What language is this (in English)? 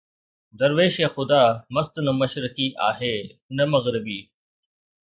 Sindhi